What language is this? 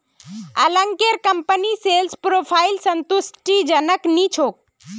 Magahi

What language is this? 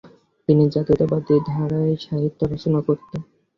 Bangla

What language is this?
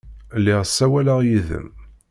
Kabyle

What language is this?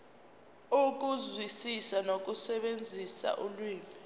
Zulu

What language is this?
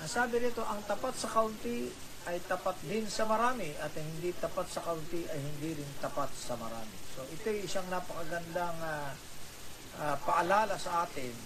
Filipino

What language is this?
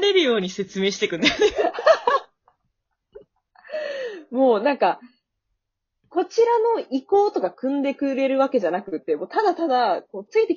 Japanese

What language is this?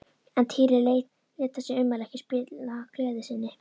Icelandic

